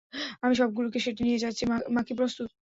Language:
Bangla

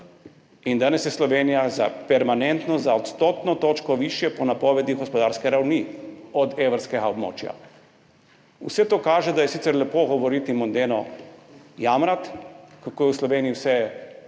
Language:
Slovenian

